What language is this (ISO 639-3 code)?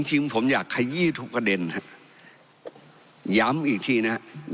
tha